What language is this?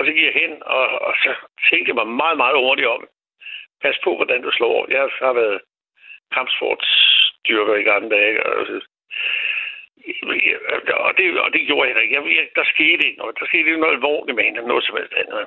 Danish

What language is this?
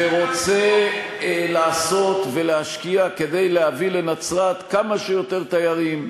Hebrew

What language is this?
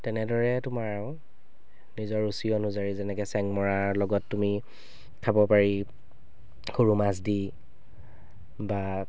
Assamese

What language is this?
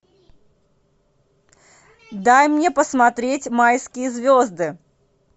Russian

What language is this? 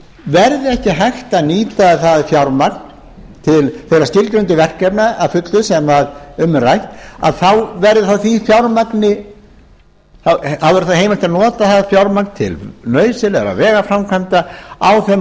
Icelandic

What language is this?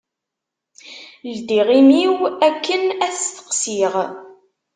Kabyle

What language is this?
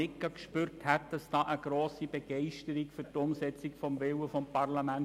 Swiss German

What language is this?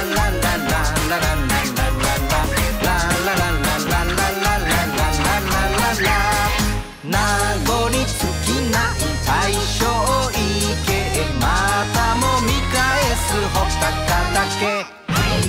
Thai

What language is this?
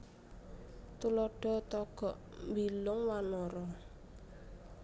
Javanese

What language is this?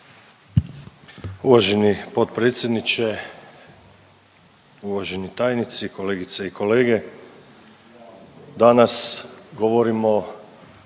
Croatian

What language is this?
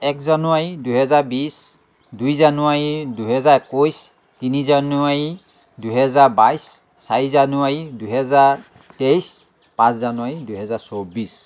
Assamese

